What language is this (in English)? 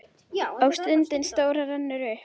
Icelandic